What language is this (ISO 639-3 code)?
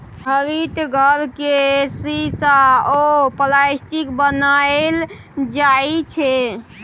mai